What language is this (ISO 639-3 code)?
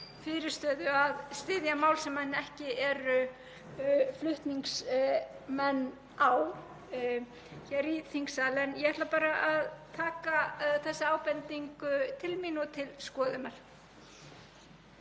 isl